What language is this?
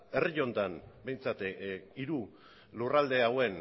Basque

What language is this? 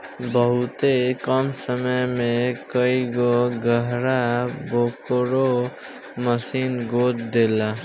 Bhojpuri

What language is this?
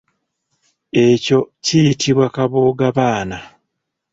Ganda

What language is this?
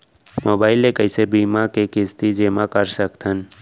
Chhattisgarhi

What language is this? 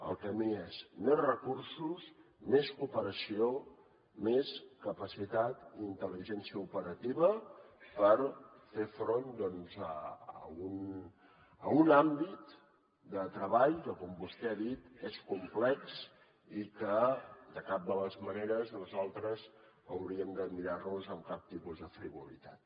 Catalan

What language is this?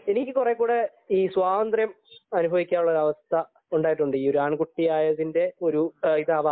Malayalam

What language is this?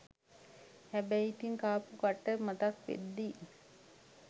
Sinhala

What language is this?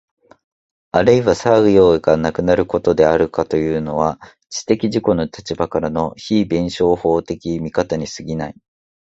Japanese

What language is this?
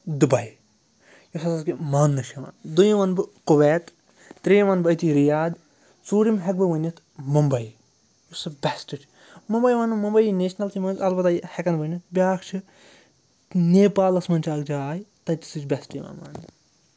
Kashmiri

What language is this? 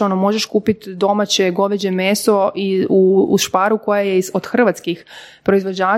Croatian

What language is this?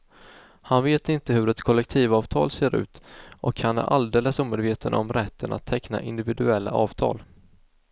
Swedish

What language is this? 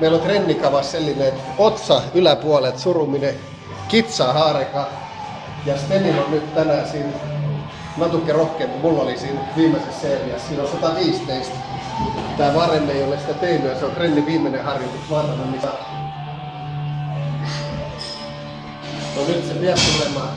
Finnish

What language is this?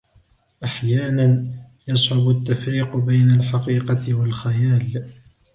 Arabic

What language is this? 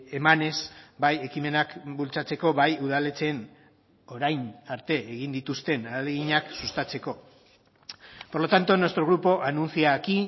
Basque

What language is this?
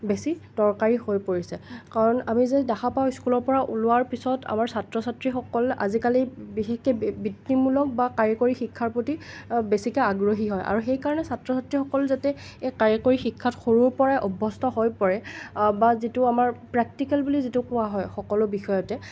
Assamese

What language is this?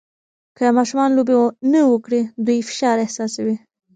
Pashto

